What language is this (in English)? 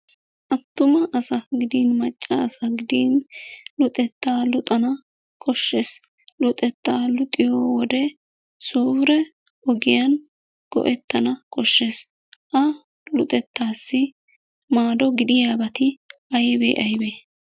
Wolaytta